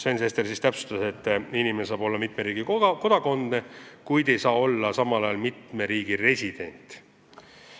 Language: Estonian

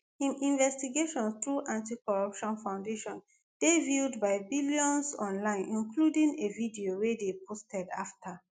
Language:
Nigerian Pidgin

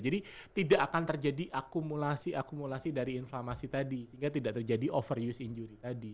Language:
Indonesian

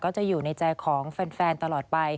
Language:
Thai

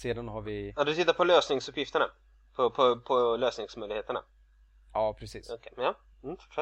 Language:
Swedish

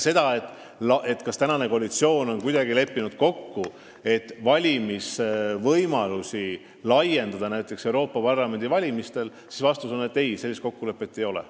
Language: Estonian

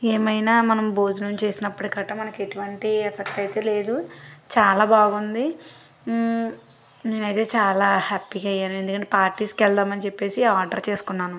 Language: Telugu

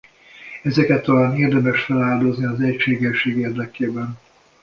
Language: Hungarian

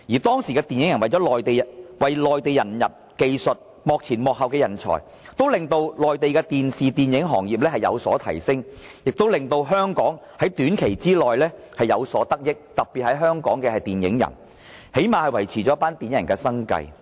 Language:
Cantonese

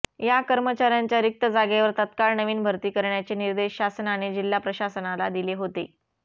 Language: Marathi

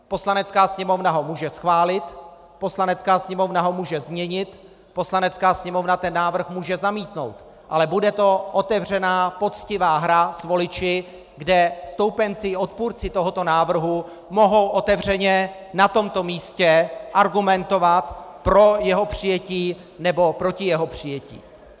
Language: Czech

